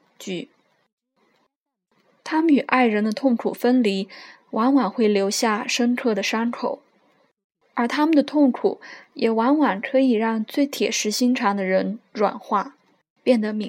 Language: Chinese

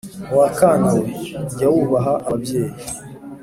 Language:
Kinyarwanda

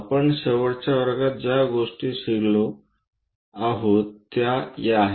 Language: Marathi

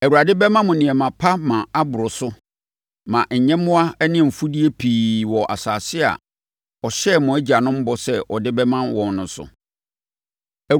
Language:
Akan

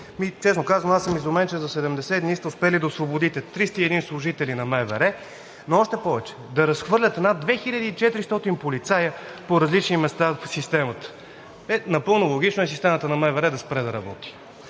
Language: Bulgarian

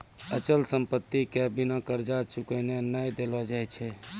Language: Maithili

